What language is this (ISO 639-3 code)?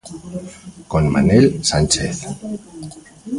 glg